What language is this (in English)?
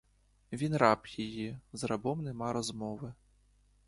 Ukrainian